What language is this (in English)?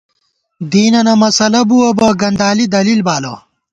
Gawar-Bati